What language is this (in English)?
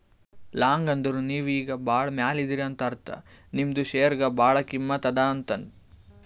Kannada